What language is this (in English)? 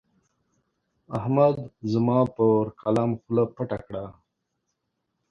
Pashto